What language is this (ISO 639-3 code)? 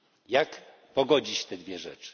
pol